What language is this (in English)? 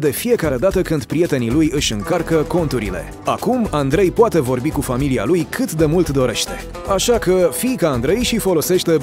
Romanian